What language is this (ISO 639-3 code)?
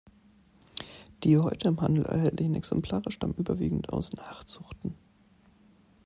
deu